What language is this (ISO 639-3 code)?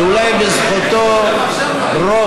heb